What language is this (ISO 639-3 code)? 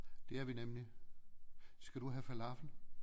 dan